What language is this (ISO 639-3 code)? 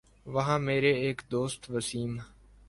urd